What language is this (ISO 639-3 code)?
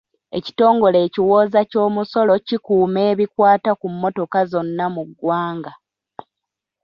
lug